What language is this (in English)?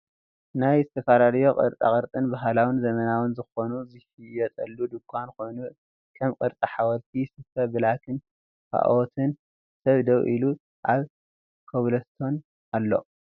Tigrinya